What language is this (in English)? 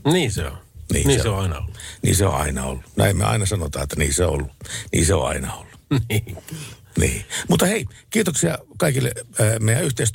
Finnish